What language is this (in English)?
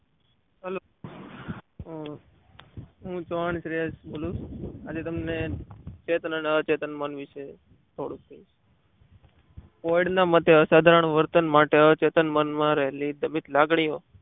Gujarati